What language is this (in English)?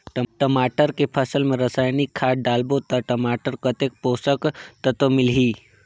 Chhattisgarhi